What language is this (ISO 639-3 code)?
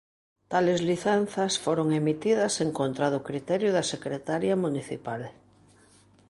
glg